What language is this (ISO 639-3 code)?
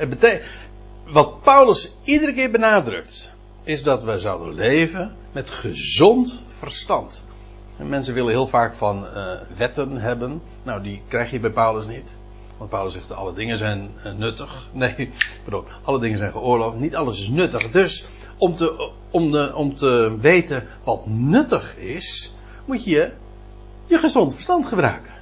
nld